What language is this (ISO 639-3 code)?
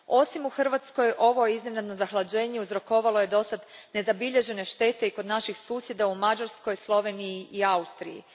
hrv